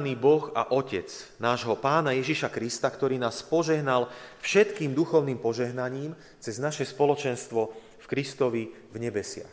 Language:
Slovak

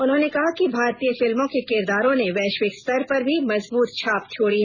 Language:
Hindi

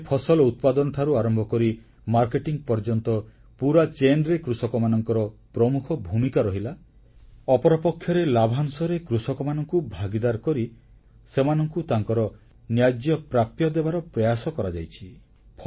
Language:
Odia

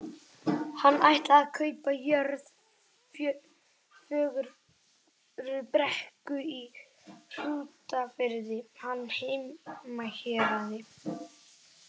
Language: Icelandic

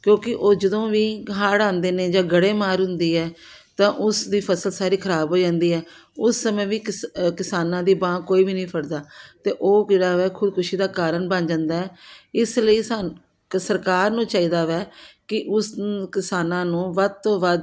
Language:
Punjabi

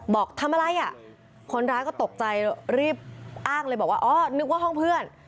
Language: Thai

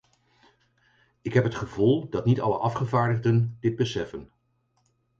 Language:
Dutch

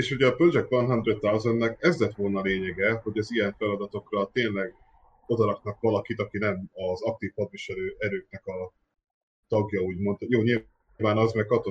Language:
Hungarian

